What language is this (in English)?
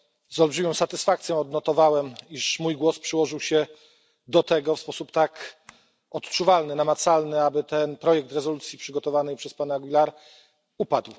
Polish